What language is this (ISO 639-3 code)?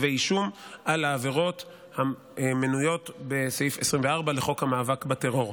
heb